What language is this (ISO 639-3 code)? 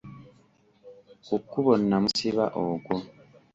lug